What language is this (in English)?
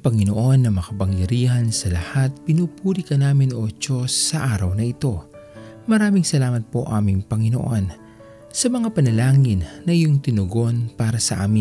Filipino